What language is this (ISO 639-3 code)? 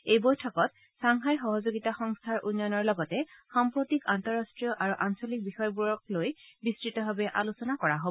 asm